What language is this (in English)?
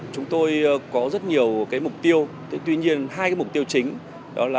Vietnamese